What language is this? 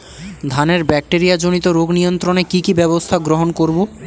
Bangla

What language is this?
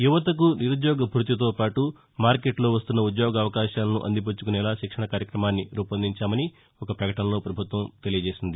Telugu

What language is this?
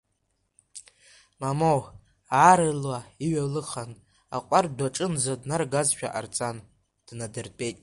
Abkhazian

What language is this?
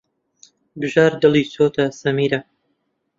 Central Kurdish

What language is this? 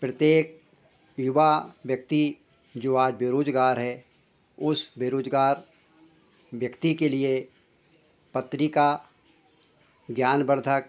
Hindi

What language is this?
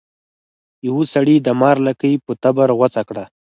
Pashto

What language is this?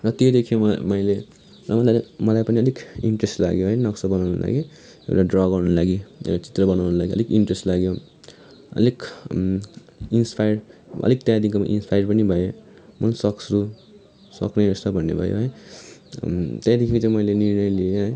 Nepali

